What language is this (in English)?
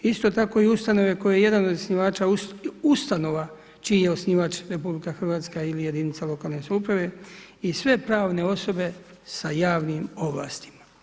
Croatian